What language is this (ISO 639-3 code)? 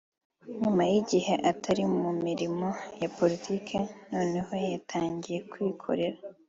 kin